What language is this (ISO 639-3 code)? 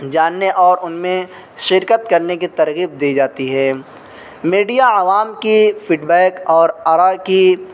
urd